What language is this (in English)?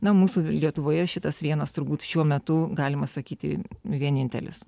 Lithuanian